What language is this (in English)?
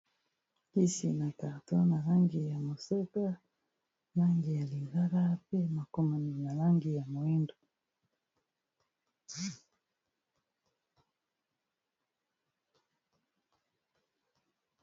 Lingala